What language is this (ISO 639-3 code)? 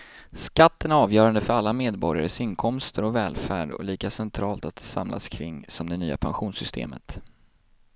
swe